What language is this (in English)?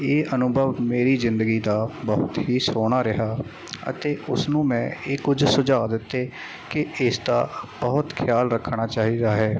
Punjabi